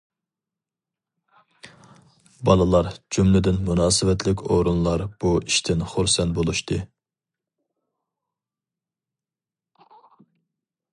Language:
Uyghur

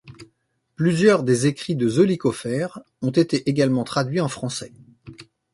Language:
French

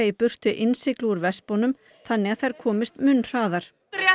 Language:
Icelandic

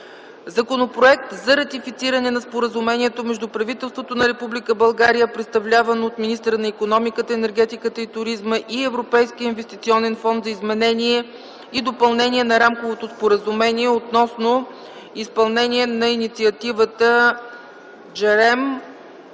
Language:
Bulgarian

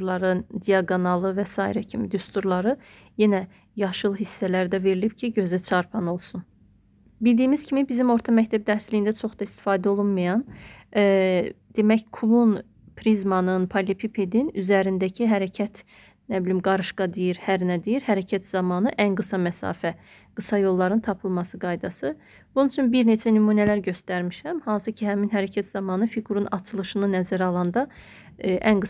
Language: Turkish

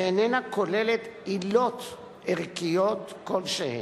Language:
Hebrew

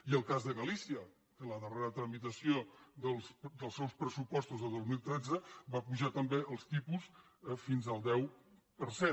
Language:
Catalan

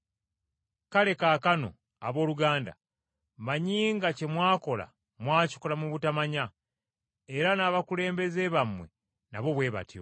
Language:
Ganda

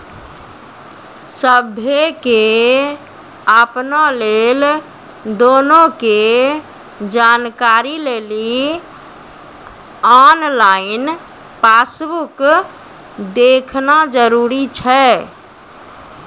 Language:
Maithili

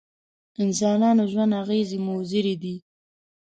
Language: Pashto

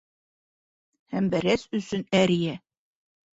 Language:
Bashkir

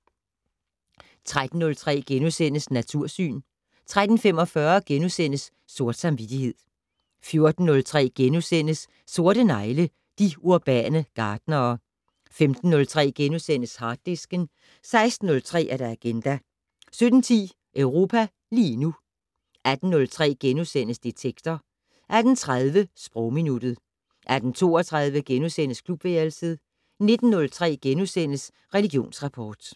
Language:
Danish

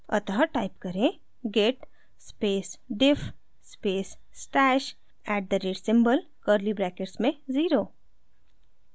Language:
Hindi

